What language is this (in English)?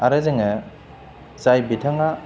Bodo